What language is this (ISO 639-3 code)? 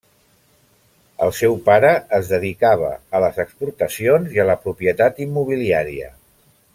cat